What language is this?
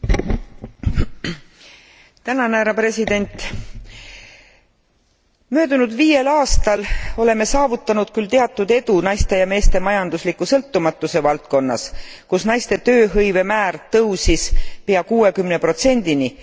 Estonian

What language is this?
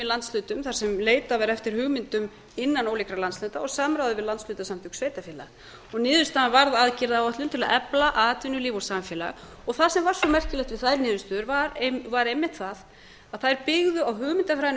Icelandic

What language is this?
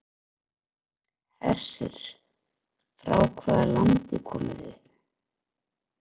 Icelandic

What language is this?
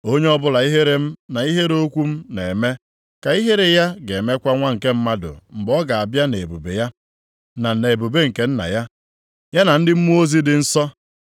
Igbo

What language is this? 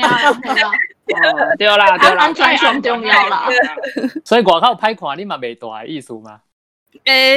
Chinese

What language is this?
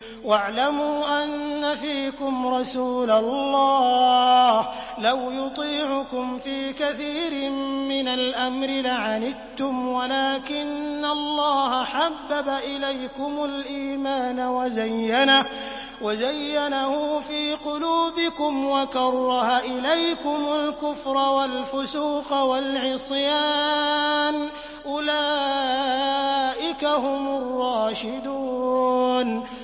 Arabic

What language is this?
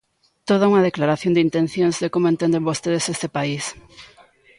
Galician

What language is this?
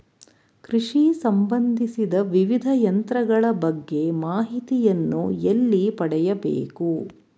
Kannada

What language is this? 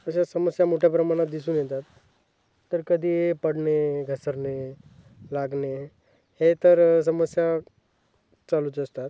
Marathi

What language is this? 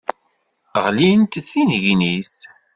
Kabyle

